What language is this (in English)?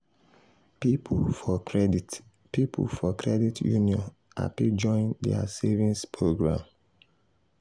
Nigerian Pidgin